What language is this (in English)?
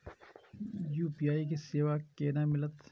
Maithili